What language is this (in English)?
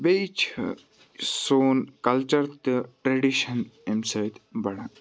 Kashmiri